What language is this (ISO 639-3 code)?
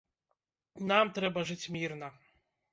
bel